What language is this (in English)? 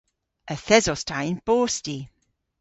Cornish